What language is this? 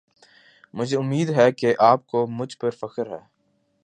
Urdu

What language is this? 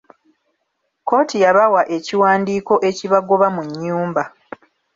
Ganda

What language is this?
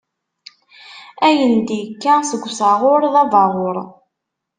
Kabyle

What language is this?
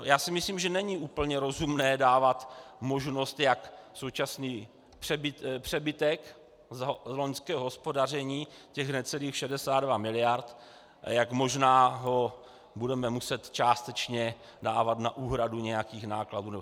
Czech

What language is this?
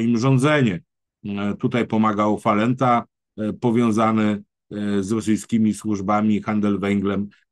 Polish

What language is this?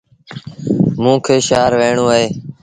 Sindhi Bhil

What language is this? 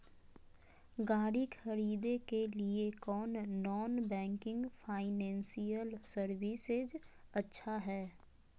Magahi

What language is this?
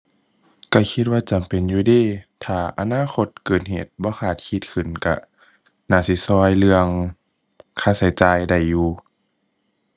Thai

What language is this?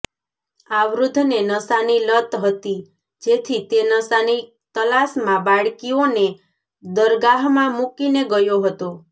Gujarati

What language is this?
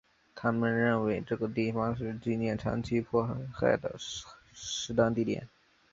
Chinese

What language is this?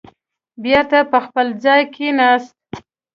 Pashto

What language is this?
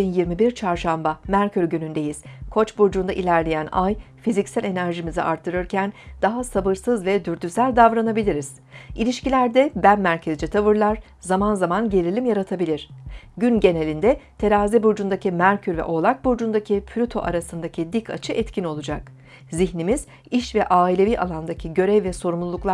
Turkish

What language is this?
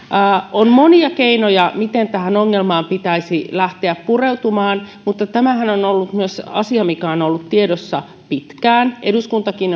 Finnish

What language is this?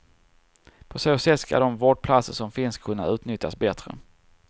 Swedish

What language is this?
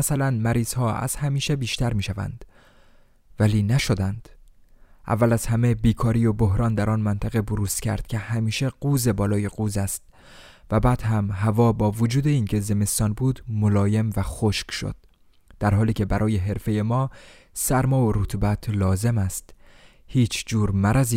Persian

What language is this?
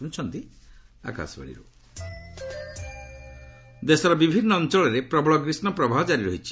Odia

